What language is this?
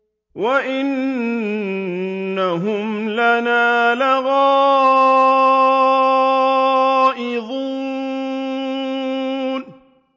Arabic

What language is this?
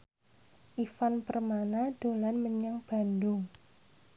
Javanese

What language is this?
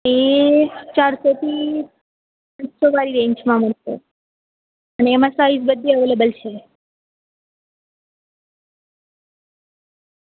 Gujarati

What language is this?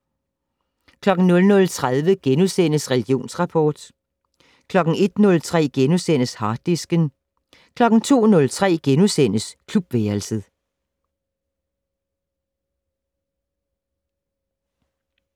Danish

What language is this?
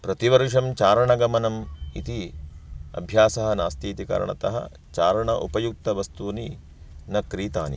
Sanskrit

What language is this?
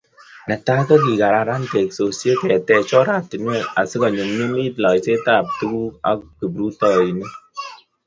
Kalenjin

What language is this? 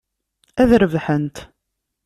Kabyle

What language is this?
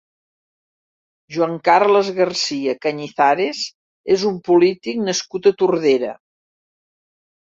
Catalan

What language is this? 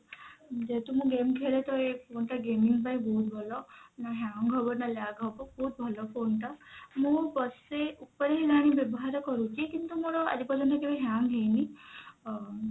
Odia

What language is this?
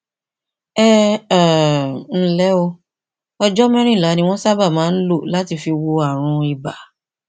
Yoruba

